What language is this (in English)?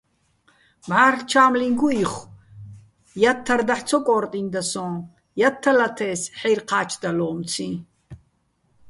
Bats